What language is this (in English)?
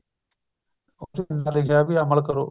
Punjabi